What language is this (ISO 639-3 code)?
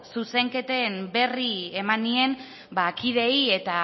eus